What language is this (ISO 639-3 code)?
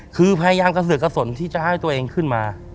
tha